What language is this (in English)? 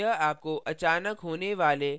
Hindi